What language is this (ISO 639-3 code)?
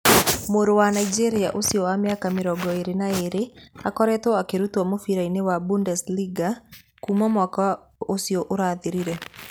kik